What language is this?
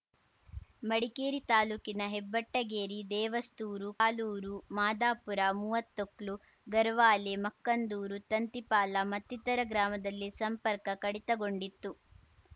Kannada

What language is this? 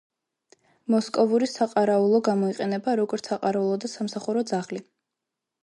Georgian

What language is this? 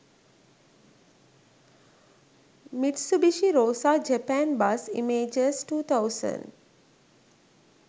Sinhala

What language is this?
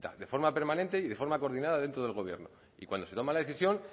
Spanish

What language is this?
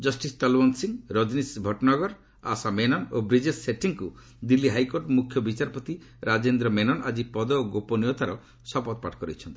Odia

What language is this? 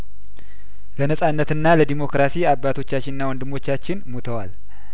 Amharic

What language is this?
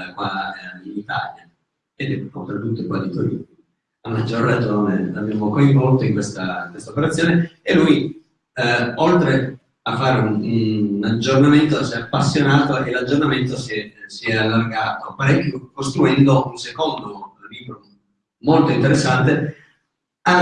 Italian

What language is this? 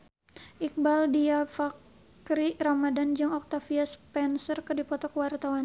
Sundanese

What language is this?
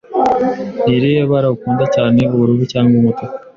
Kinyarwanda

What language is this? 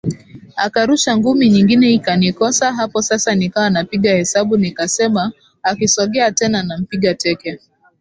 Swahili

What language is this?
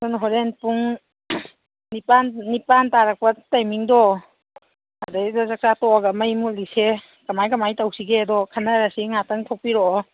Manipuri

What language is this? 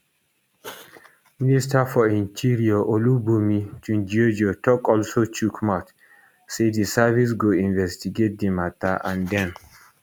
Nigerian Pidgin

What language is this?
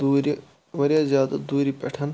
Kashmiri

